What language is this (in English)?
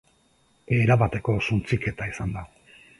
Basque